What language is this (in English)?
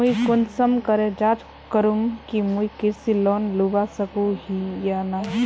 Magahi